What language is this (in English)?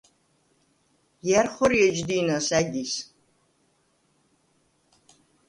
Svan